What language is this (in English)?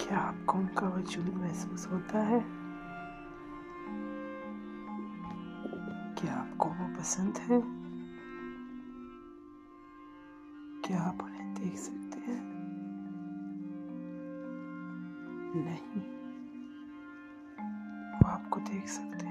Urdu